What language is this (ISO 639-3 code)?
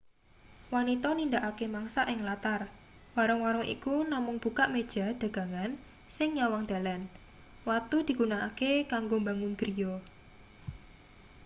jav